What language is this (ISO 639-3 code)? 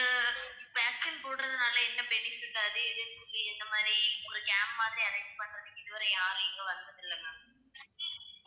tam